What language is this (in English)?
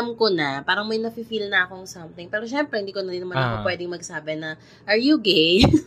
Filipino